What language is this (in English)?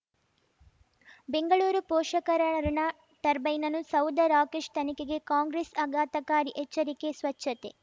Kannada